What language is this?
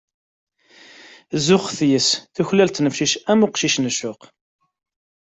Kabyle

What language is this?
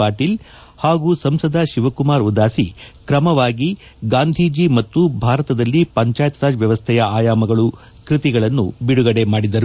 Kannada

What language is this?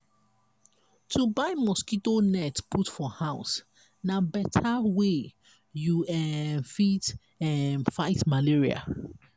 Nigerian Pidgin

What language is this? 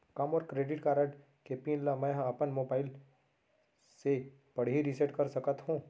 Chhattisgarhi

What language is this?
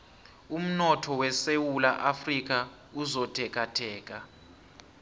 South Ndebele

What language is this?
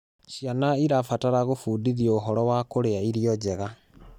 Kikuyu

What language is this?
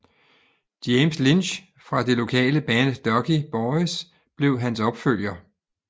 Danish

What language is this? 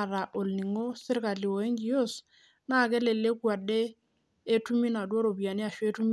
Masai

